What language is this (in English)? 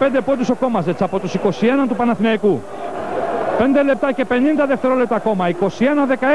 Greek